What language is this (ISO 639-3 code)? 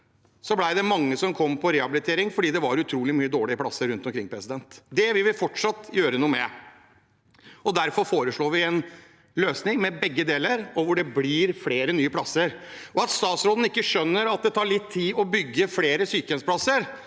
nor